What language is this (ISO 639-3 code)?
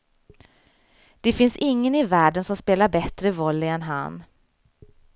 swe